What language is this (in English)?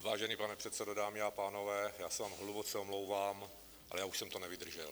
Czech